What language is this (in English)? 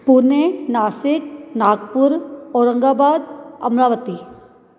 Sindhi